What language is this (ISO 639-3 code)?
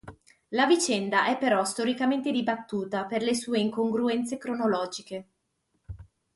ita